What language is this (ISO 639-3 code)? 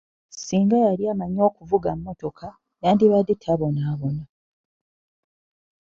lug